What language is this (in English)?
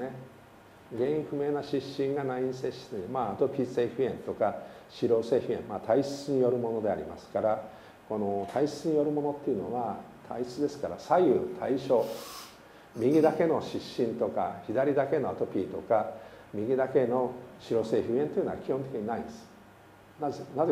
Japanese